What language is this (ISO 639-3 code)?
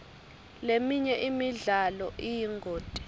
ssw